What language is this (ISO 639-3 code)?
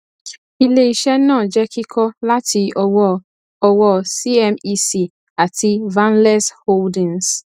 yor